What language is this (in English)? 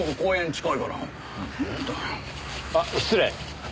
Japanese